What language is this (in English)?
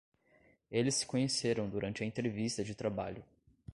Portuguese